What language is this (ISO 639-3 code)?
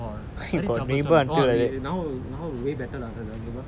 eng